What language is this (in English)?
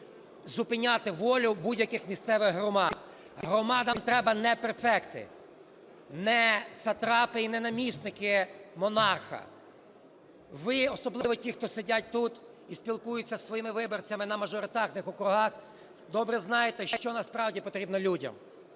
Ukrainian